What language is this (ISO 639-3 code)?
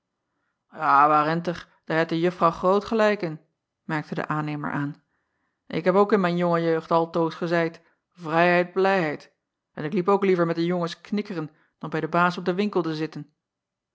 nld